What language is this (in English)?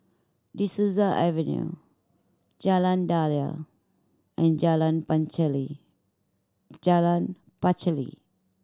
English